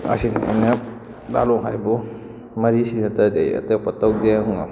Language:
Manipuri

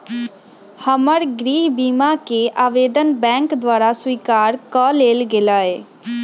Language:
Magahi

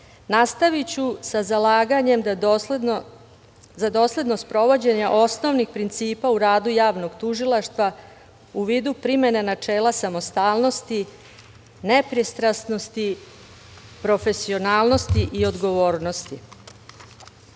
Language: Serbian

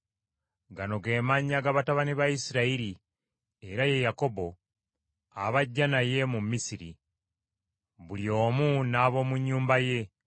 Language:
Ganda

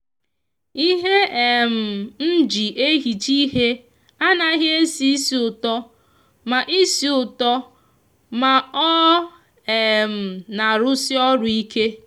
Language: Igbo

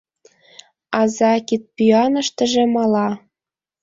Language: Mari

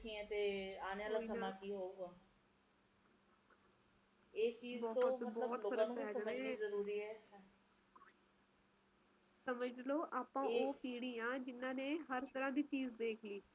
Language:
Punjabi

